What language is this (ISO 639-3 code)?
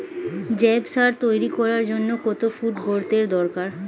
ben